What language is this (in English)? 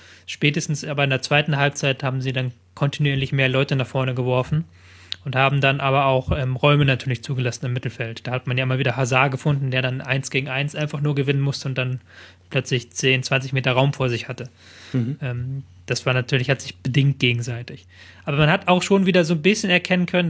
German